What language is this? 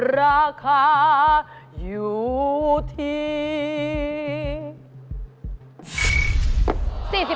Thai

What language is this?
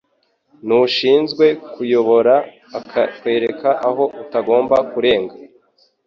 Kinyarwanda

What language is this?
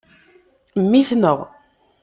Kabyle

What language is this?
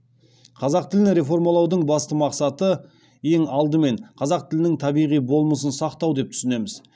Kazakh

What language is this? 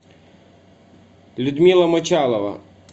Russian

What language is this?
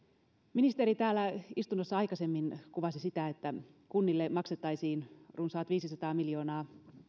Finnish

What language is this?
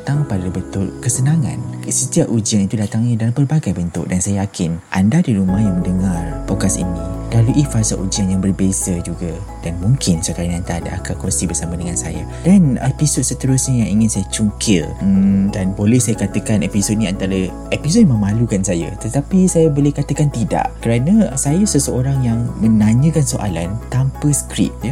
Malay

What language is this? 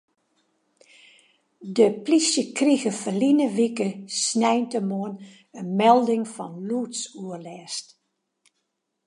Western Frisian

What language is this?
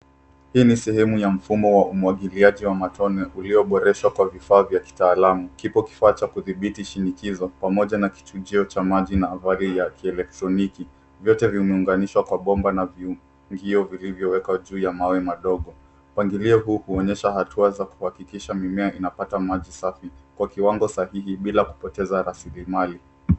Swahili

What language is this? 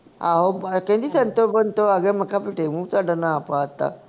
Punjabi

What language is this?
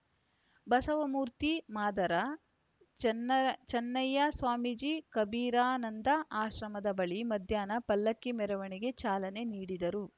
Kannada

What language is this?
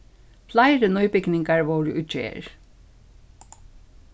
Faroese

